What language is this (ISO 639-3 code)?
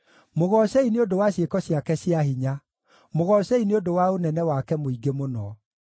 kik